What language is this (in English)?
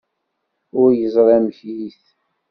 Kabyle